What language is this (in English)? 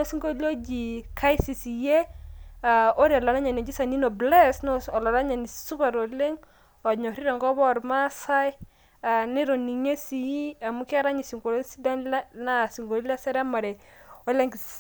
Masai